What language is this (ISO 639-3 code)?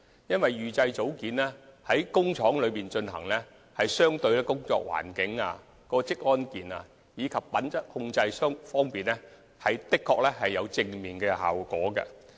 yue